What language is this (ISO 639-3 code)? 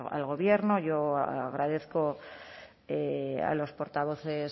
spa